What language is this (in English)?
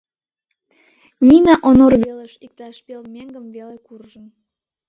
Mari